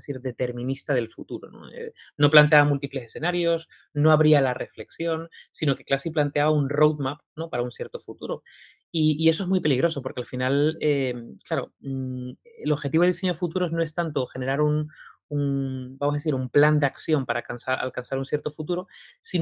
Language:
Spanish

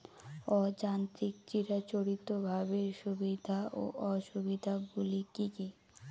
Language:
Bangla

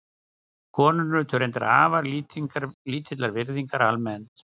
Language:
Icelandic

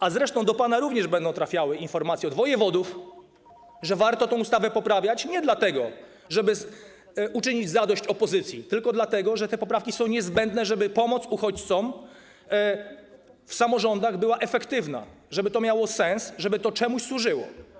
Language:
Polish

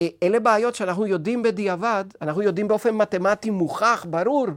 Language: Hebrew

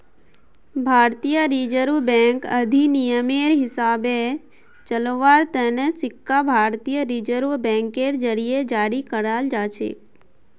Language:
Magahi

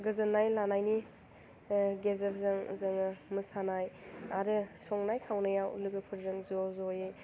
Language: Bodo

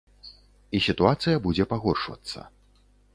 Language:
Belarusian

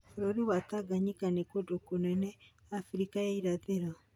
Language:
Kikuyu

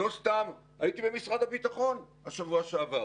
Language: Hebrew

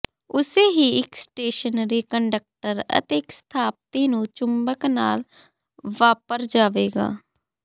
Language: Punjabi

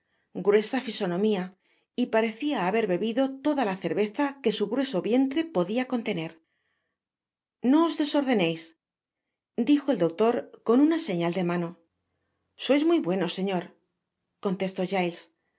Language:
Spanish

